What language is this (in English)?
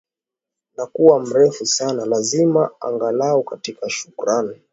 Swahili